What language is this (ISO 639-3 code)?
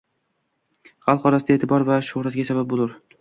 uzb